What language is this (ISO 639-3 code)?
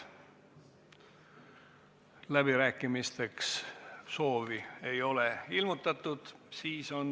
est